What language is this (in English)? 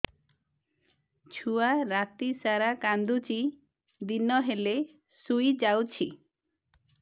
Odia